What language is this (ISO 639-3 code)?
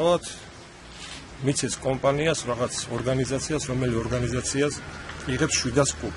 tur